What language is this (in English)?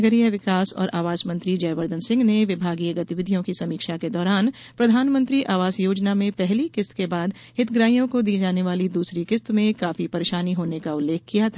Hindi